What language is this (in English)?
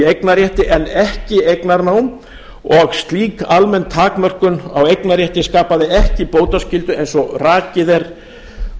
Icelandic